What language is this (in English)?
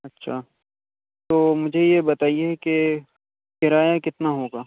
Urdu